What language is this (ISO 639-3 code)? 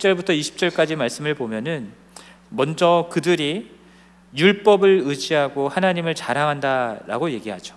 kor